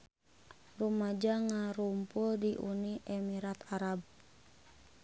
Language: Sundanese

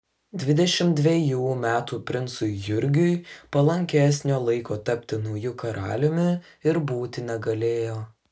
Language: Lithuanian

